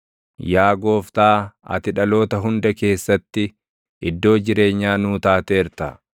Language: Oromo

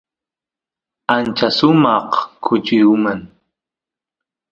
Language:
Santiago del Estero Quichua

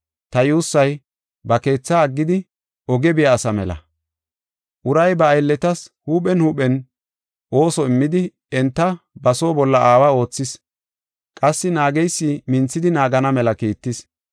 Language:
Gofa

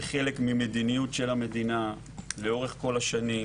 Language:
Hebrew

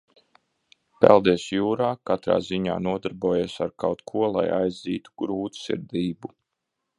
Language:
Latvian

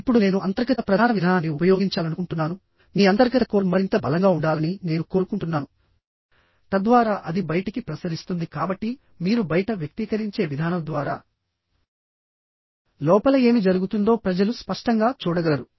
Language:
Telugu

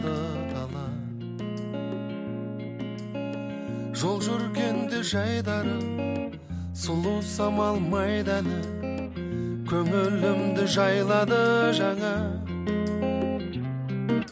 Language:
Kazakh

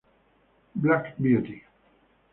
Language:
Italian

